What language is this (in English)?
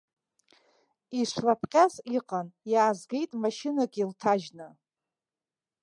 Abkhazian